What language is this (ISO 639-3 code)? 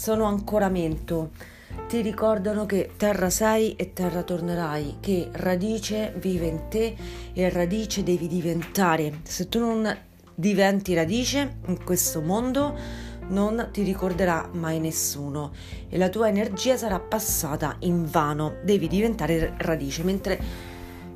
ita